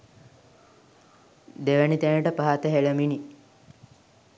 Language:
Sinhala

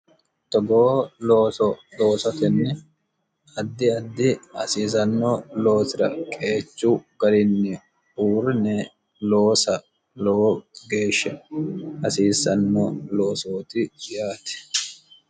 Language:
Sidamo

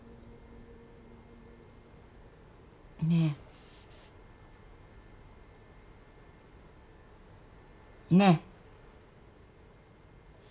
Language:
Japanese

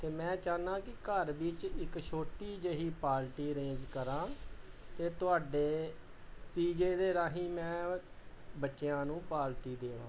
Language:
Punjabi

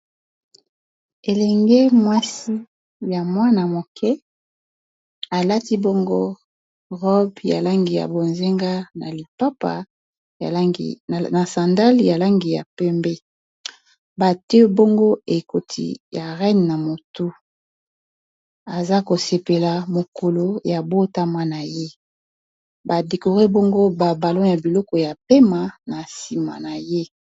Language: Lingala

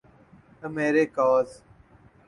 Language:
Urdu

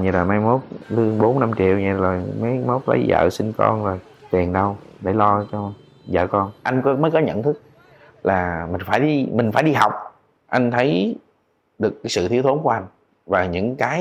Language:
Vietnamese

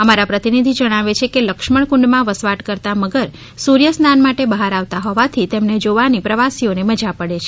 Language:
Gujarati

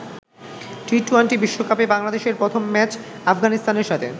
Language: Bangla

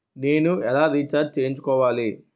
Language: Telugu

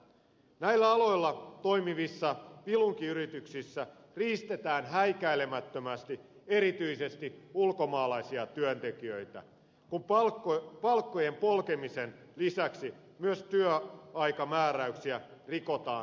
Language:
Finnish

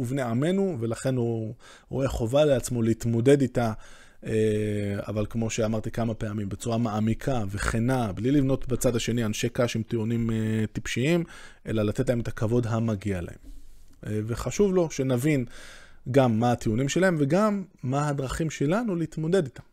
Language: Hebrew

